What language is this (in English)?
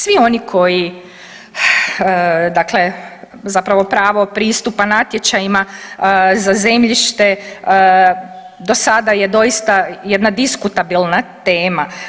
Croatian